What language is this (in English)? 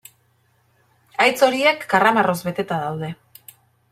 Basque